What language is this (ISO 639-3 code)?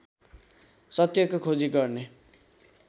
nep